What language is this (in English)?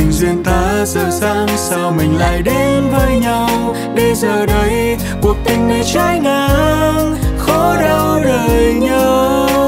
Vietnamese